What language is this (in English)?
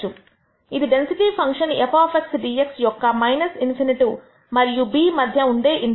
Telugu